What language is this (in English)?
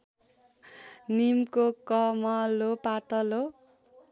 Nepali